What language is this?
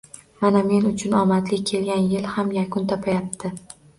Uzbek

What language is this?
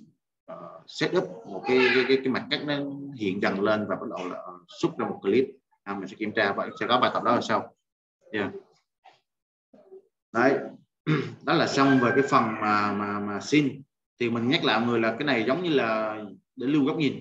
Vietnamese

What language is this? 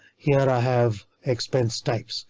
English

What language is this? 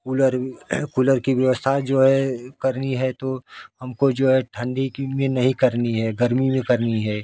Hindi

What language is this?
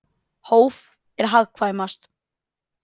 Icelandic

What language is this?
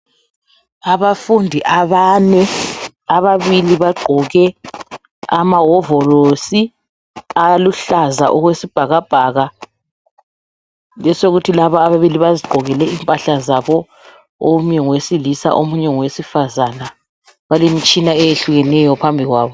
North Ndebele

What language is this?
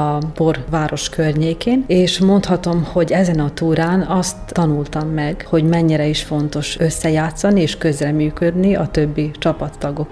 Hungarian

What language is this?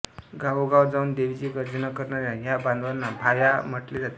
Marathi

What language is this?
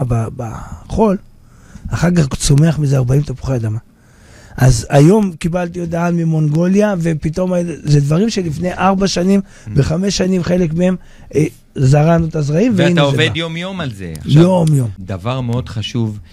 Hebrew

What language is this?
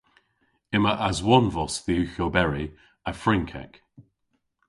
Cornish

